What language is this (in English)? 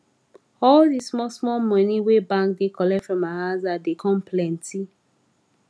Nigerian Pidgin